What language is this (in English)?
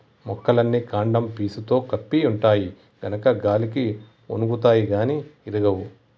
Telugu